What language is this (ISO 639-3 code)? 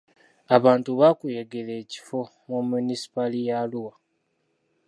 lug